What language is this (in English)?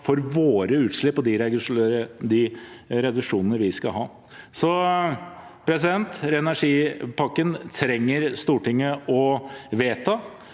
Norwegian